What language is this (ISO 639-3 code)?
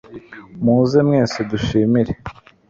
kin